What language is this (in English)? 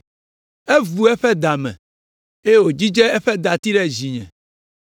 Ewe